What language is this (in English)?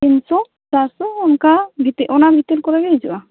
Santali